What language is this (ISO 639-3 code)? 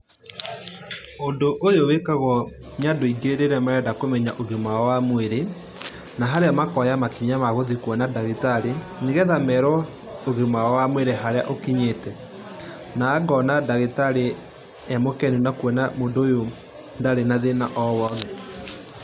kik